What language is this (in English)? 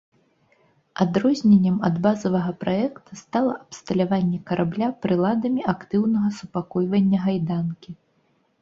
Belarusian